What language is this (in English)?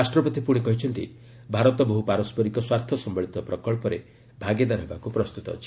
Odia